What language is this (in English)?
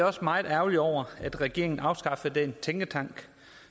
Danish